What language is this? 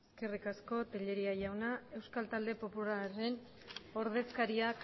Basque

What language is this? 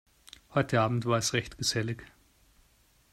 German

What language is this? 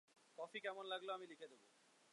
Bangla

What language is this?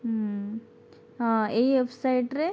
Odia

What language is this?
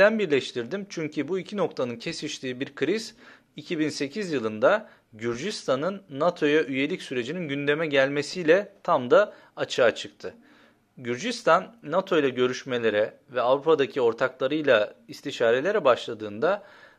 Turkish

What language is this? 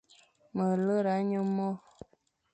Fang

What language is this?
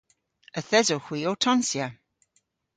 Cornish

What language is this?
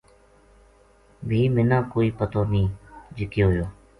Gujari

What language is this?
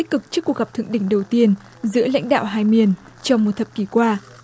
Vietnamese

